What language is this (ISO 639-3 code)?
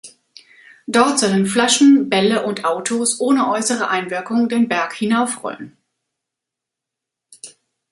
deu